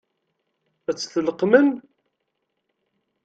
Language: Kabyle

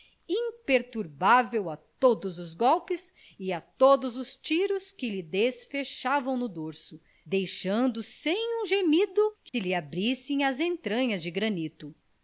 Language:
Portuguese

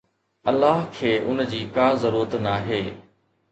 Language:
Sindhi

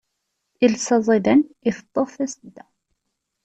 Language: Kabyle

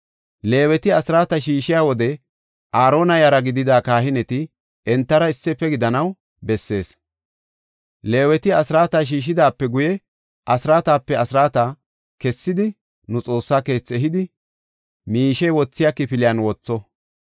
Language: Gofa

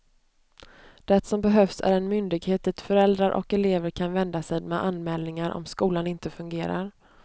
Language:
Swedish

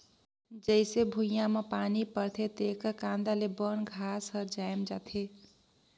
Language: Chhattisgarhi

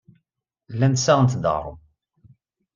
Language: Kabyle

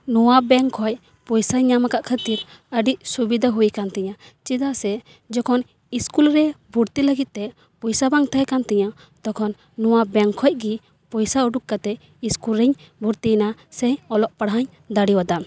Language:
Santali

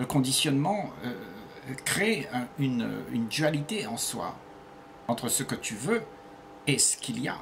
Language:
French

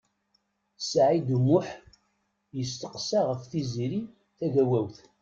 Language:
Kabyle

